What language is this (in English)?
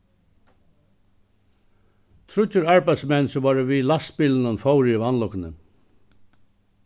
Faroese